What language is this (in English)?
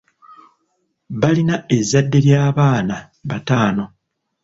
Ganda